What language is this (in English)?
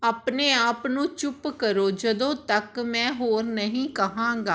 Punjabi